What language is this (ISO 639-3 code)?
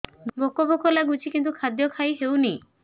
ori